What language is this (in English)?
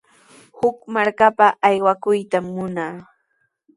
Sihuas Ancash Quechua